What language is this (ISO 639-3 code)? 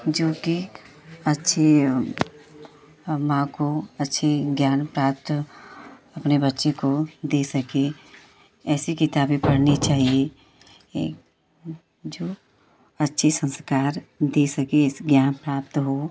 hin